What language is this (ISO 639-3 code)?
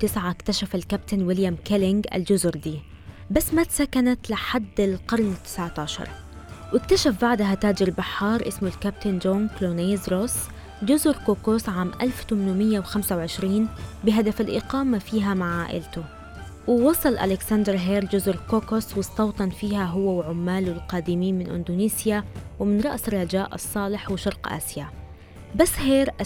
ara